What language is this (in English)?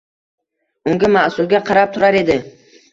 Uzbek